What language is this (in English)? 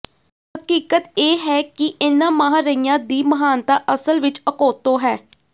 Punjabi